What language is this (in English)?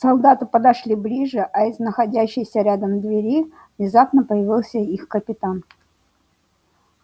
Russian